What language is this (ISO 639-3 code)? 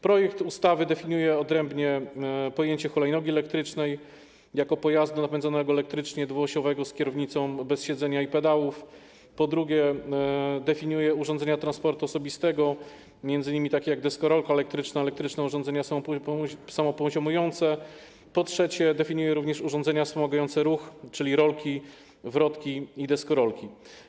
pol